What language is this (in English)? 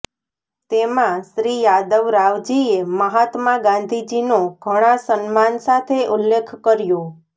Gujarati